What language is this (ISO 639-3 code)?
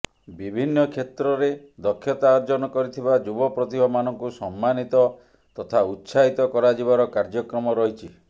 ori